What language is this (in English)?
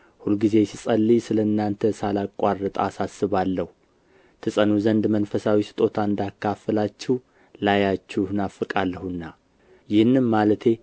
Amharic